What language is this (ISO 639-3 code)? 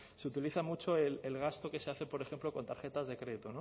spa